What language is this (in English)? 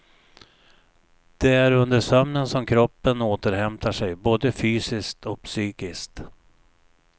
Swedish